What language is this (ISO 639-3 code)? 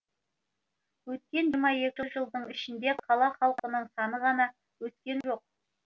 kaz